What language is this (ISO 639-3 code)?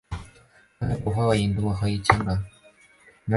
zho